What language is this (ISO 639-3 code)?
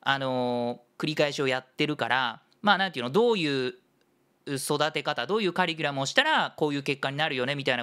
jpn